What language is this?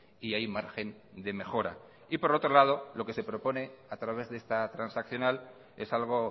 Spanish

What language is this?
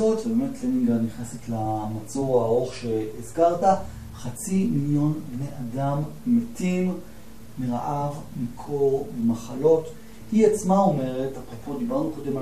Hebrew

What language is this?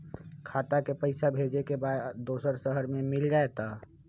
Magahi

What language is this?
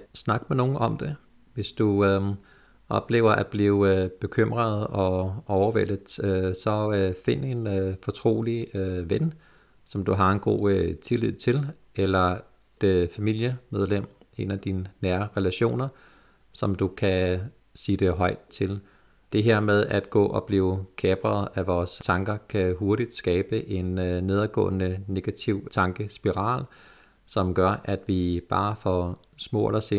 Danish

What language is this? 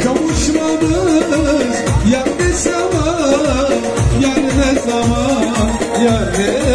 Arabic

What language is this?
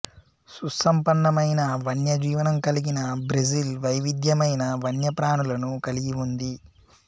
Telugu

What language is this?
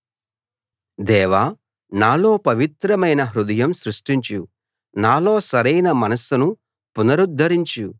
Telugu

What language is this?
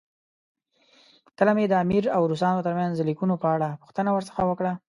Pashto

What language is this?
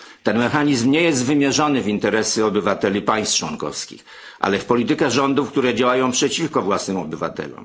Polish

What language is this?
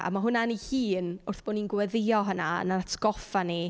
Welsh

